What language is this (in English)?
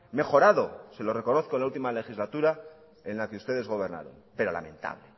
Spanish